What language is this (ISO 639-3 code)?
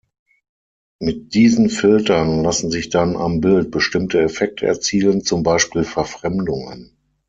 deu